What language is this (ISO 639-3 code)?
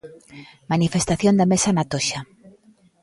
glg